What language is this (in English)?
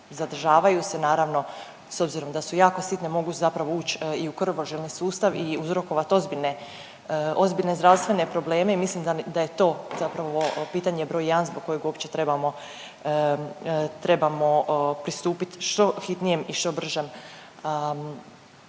Croatian